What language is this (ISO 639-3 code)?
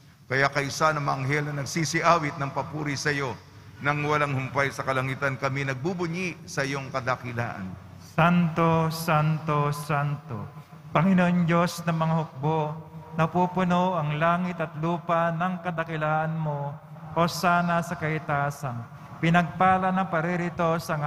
fil